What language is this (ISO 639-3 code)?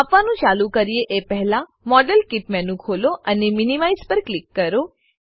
guj